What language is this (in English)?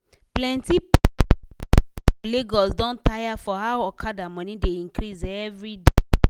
Nigerian Pidgin